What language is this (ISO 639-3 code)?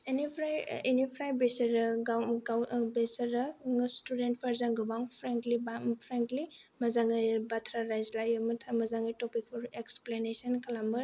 brx